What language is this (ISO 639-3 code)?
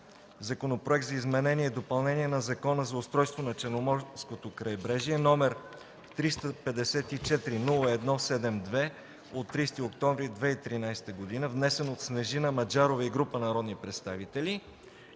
bul